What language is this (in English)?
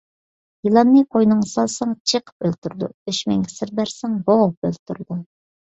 Uyghur